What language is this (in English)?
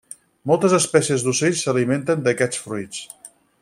Catalan